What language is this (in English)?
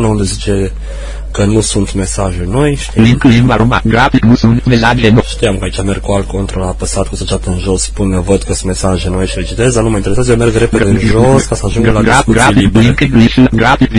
Romanian